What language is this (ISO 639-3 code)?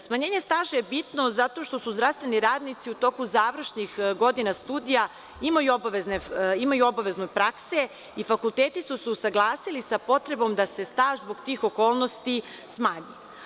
srp